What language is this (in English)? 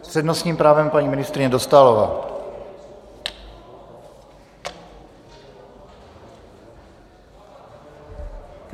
Czech